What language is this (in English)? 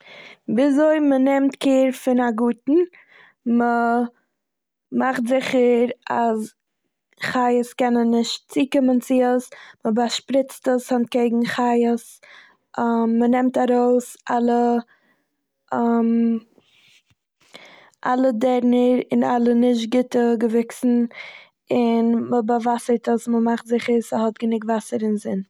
Yiddish